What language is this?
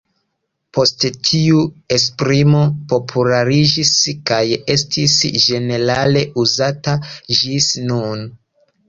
Esperanto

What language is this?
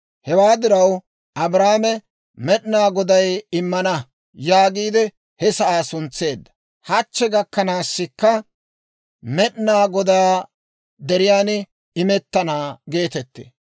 Dawro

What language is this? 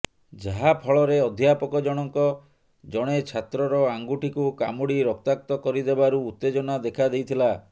Odia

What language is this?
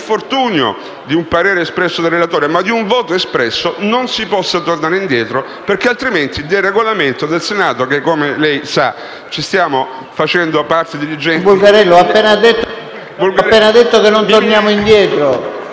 Italian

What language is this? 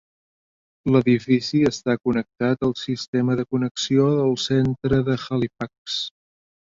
Catalan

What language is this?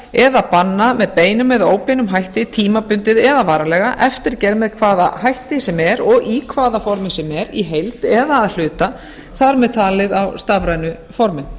Icelandic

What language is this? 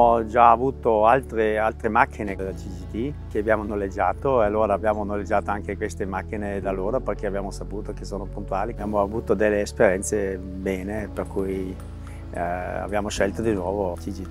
Italian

